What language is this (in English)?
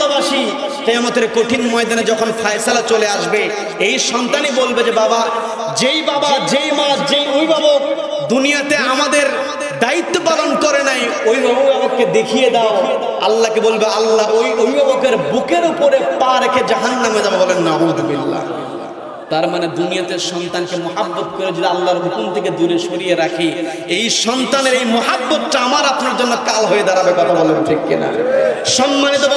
Bangla